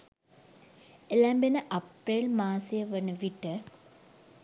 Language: Sinhala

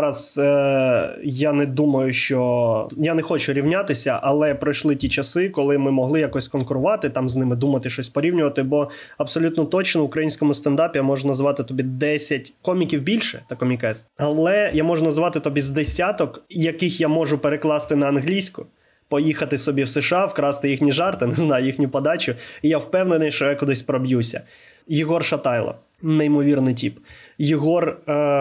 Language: Ukrainian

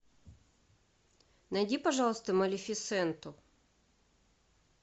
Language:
Russian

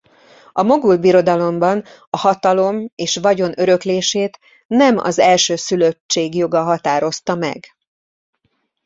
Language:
Hungarian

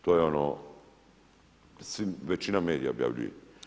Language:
Croatian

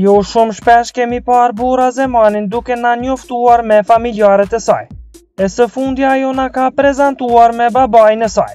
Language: Romanian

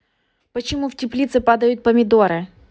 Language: Russian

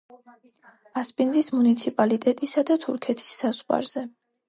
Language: Georgian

